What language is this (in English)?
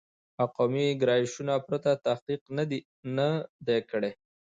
Pashto